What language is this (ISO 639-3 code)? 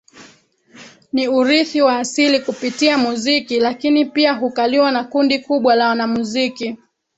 swa